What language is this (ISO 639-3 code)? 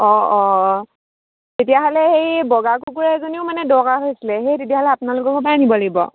asm